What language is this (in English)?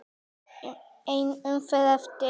Icelandic